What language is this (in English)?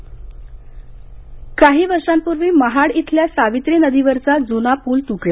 Marathi